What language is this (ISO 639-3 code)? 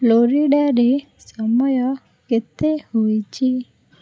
ori